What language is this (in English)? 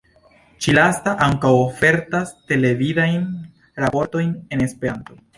Esperanto